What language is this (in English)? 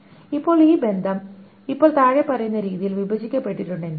Malayalam